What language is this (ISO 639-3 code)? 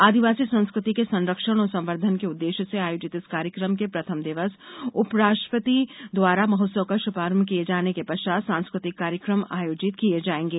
hin